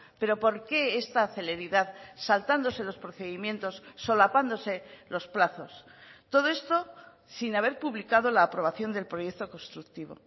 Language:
Spanish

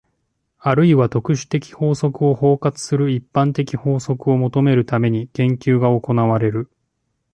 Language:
Japanese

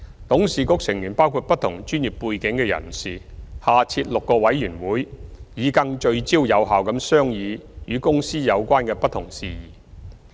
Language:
Cantonese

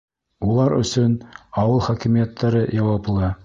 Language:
Bashkir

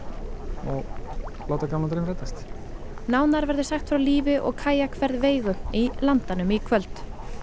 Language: Icelandic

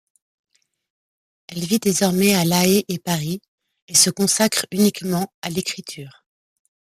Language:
French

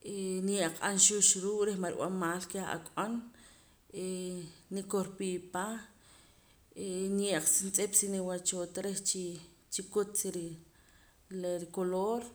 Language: Poqomam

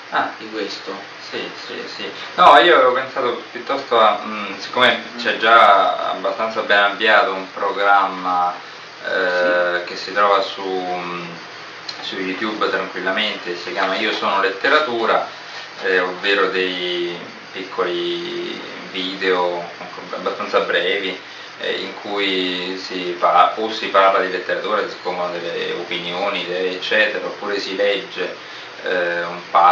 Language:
Italian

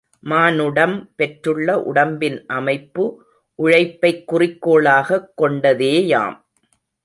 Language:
Tamil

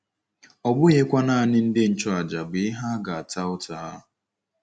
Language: Igbo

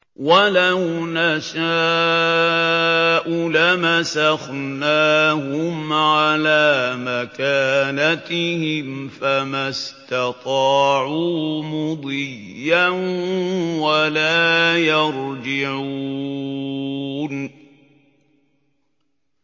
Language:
Arabic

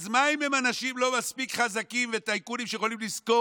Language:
Hebrew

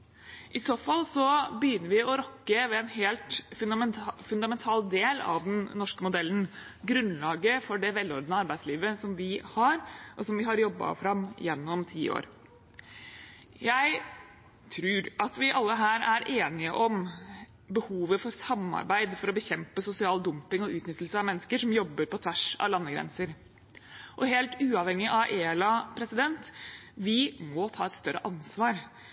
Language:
Norwegian Bokmål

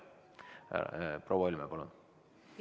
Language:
Estonian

